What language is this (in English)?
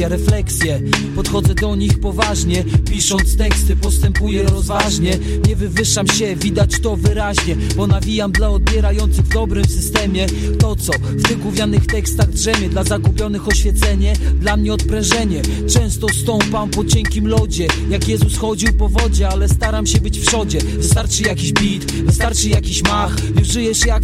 Polish